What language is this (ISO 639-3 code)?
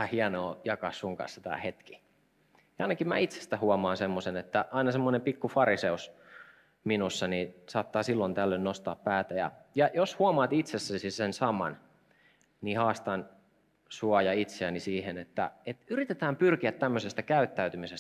fin